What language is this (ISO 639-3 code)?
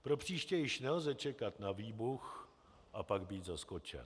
ces